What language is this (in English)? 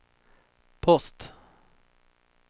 Swedish